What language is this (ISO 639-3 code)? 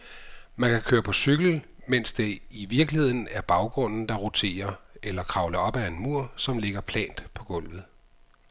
dan